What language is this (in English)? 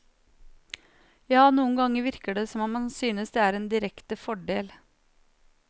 Norwegian